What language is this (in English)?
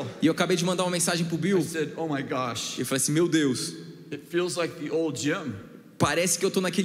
Portuguese